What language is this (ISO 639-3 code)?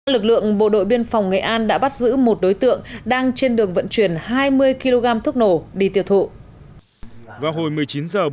vie